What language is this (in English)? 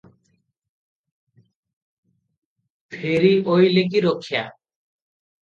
Odia